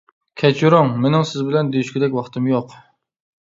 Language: Uyghur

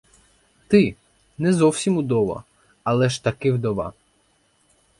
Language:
Ukrainian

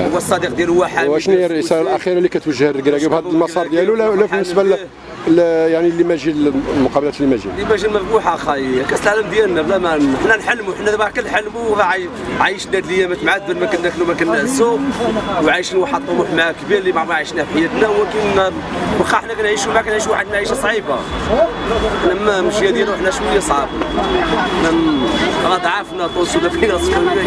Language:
Arabic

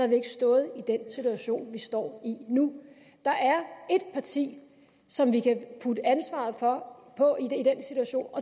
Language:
Danish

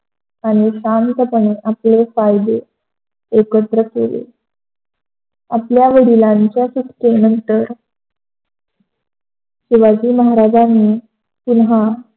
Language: Marathi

